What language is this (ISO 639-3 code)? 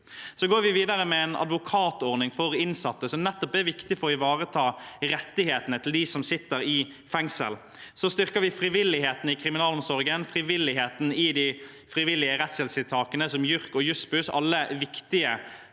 nor